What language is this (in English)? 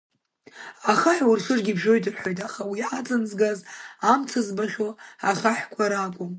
Abkhazian